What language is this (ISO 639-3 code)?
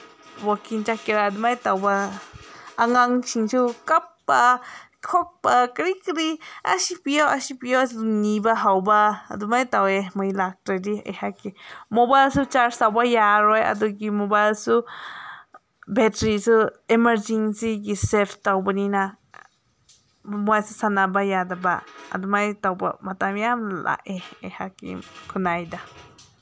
mni